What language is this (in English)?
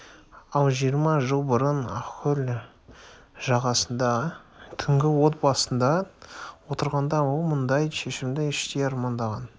Kazakh